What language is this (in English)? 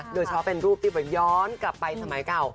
Thai